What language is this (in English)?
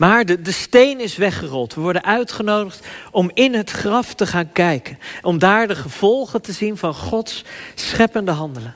Dutch